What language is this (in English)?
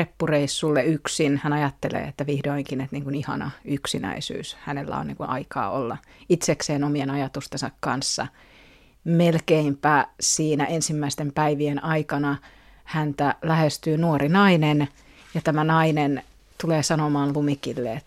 Finnish